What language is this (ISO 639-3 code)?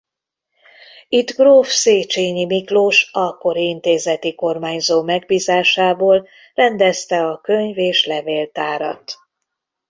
hun